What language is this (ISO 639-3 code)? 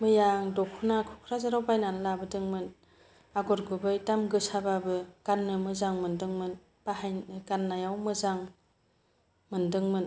brx